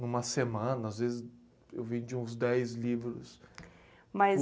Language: Portuguese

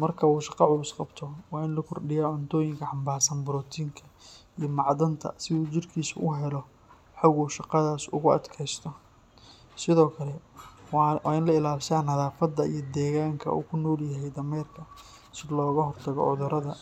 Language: Somali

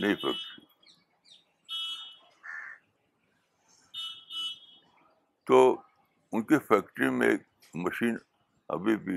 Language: Urdu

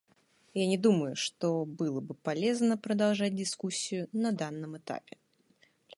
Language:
Russian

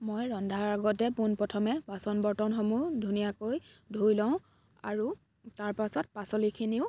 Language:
Assamese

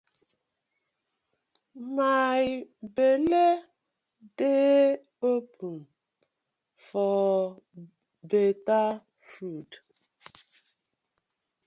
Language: Nigerian Pidgin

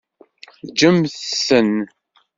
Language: Kabyle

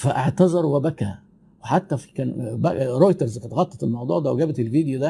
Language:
Arabic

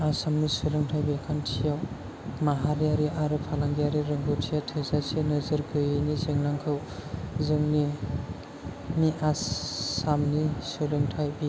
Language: Bodo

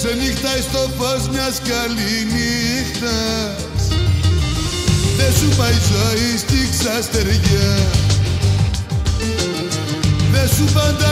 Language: Greek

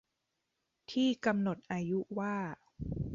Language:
Thai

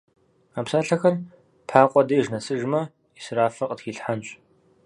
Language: Kabardian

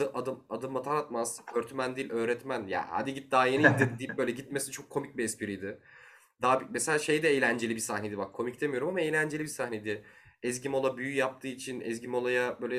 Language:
Turkish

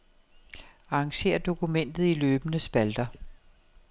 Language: Danish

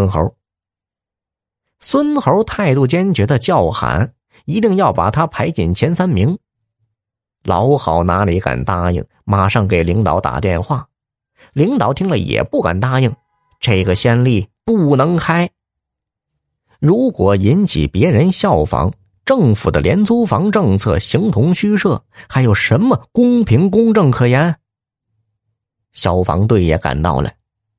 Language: Chinese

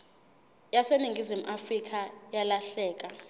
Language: Zulu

